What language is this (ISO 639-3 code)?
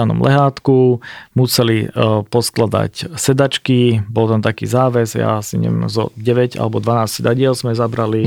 slk